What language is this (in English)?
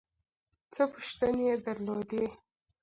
Pashto